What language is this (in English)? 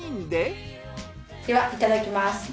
Japanese